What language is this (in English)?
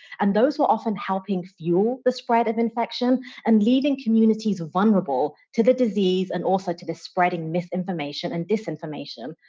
English